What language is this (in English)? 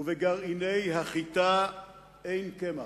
Hebrew